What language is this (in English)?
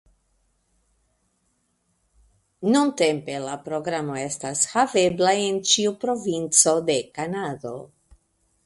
Esperanto